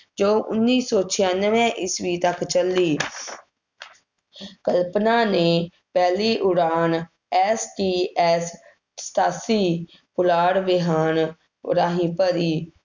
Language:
Punjabi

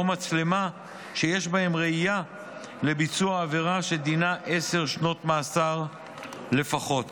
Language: Hebrew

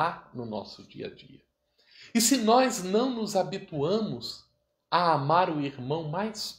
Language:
Portuguese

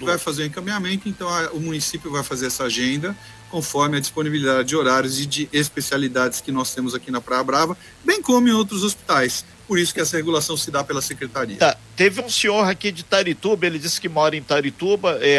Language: Portuguese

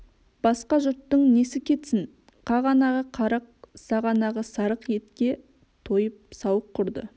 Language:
Kazakh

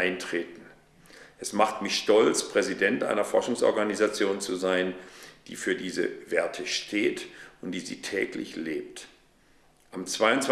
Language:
German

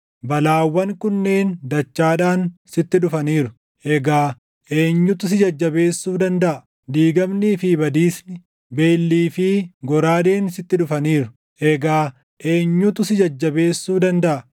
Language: Oromo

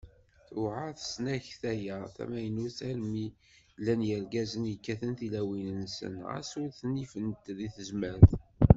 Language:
Kabyle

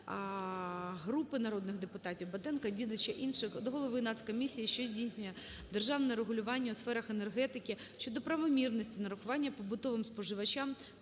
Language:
Ukrainian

